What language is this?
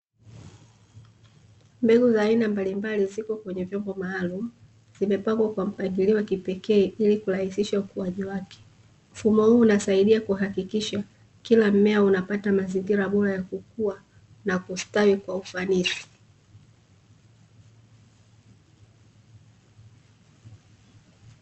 Swahili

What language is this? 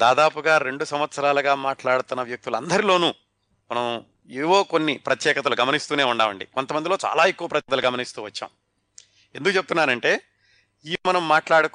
Telugu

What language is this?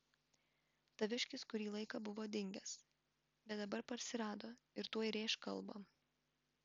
Lithuanian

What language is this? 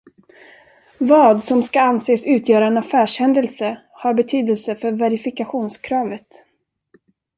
Swedish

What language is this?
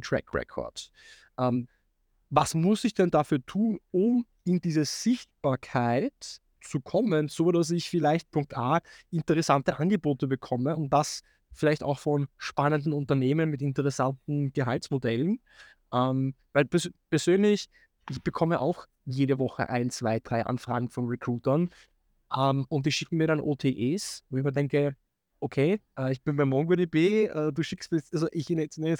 German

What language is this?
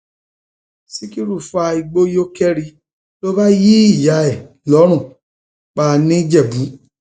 Yoruba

